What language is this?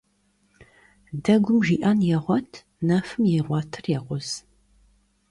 Kabardian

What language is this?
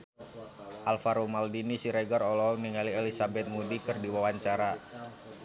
Sundanese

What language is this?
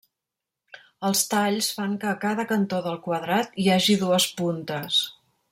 Catalan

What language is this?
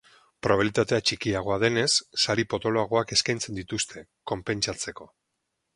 Basque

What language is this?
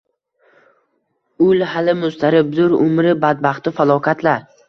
Uzbek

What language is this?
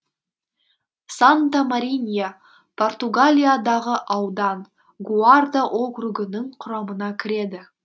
Kazakh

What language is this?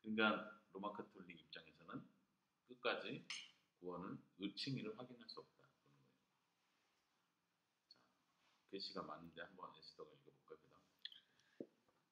Korean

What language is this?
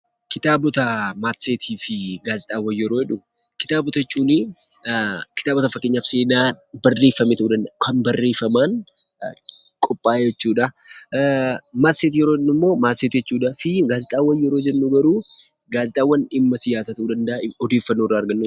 Oromo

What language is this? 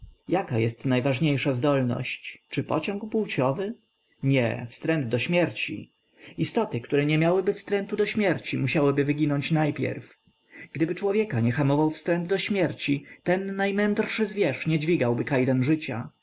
Polish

